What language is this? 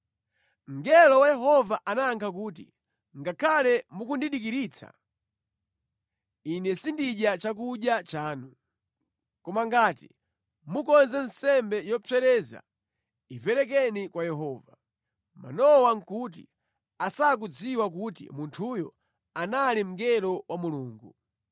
Nyanja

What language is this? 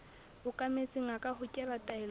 Southern Sotho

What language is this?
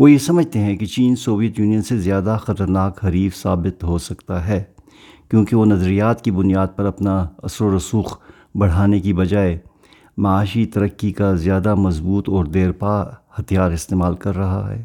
Urdu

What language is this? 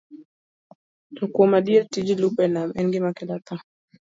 Luo (Kenya and Tanzania)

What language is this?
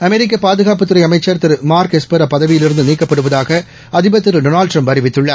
Tamil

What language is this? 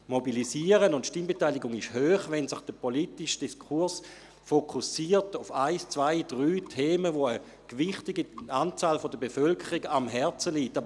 Swiss German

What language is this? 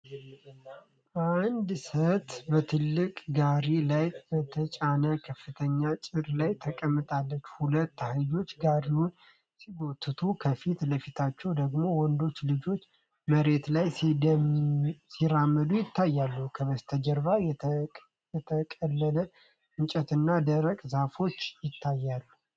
Amharic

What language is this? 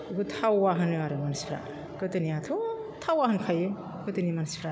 Bodo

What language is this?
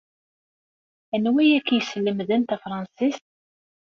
Kabyle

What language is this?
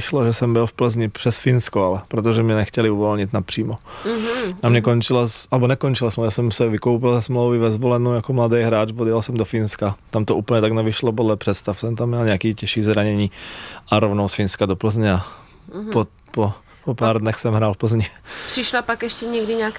Czech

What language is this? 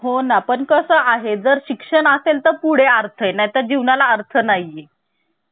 Marathi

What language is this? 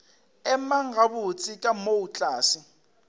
Northern Sotho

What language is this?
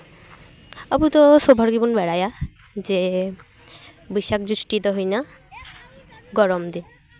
Santali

